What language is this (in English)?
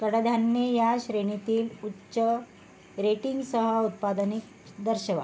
Marathi